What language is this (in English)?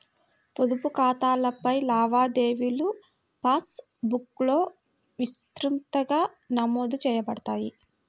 Telugu